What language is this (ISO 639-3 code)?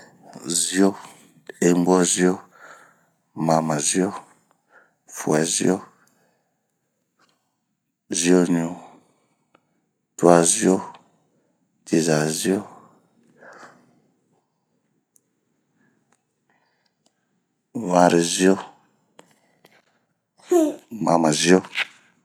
bmq